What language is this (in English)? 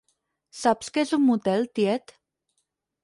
Catalan